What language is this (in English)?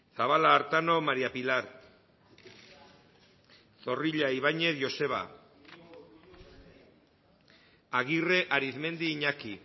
Basque